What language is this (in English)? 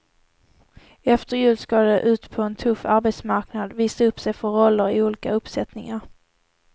Swedish